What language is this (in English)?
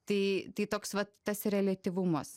Lithuanian